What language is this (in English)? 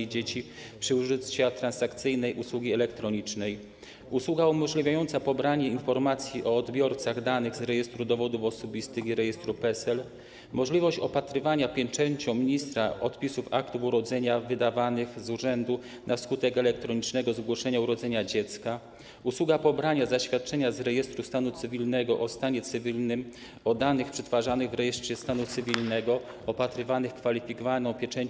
Polish